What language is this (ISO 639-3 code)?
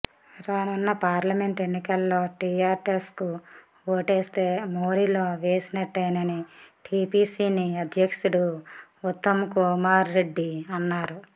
tel